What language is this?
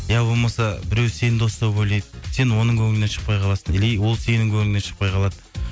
Kazakh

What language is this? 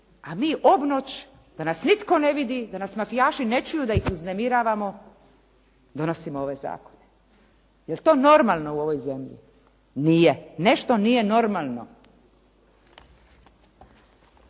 Croatian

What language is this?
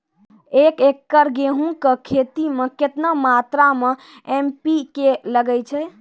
Maithili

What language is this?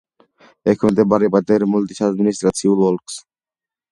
Georgian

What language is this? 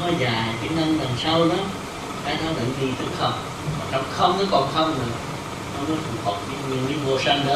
Vietnamese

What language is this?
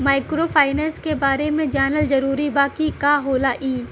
Bhojpuri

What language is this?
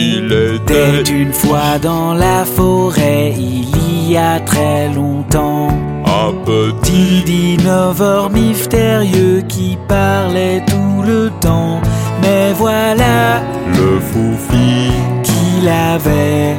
French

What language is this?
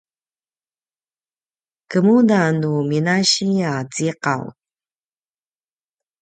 Paiwan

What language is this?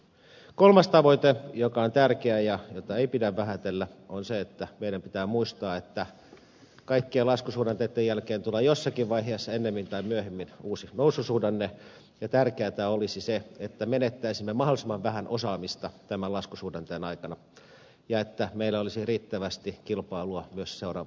Finnish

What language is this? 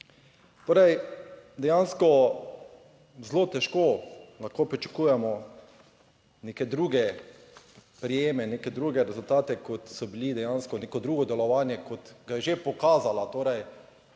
Slovenian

